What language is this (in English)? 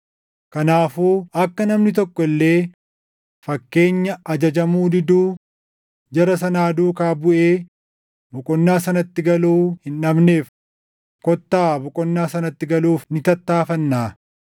Oromo